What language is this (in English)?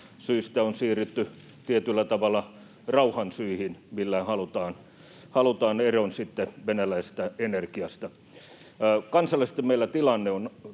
Finnish